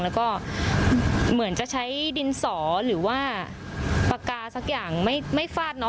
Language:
Thai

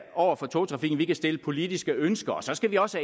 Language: Danish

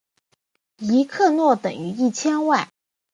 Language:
Chinese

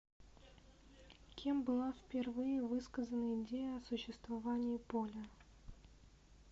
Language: Russian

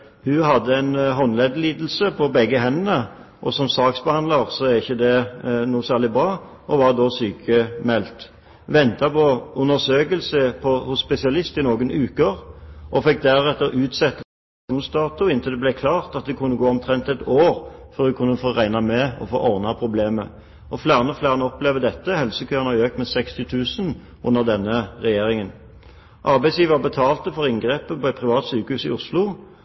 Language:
Norwegian Bokmål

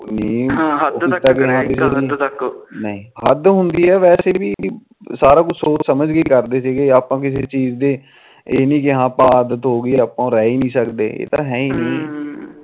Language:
Punjabi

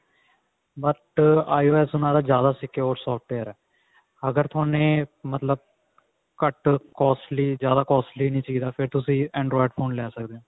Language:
Punjabi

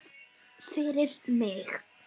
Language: Icelandic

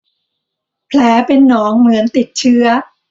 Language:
Thai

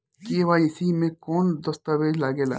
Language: Bhojpuri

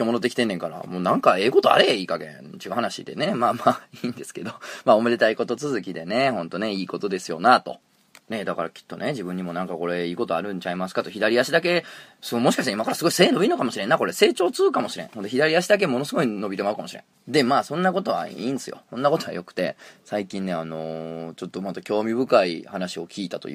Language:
Japanese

